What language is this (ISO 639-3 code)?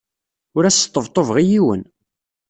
kab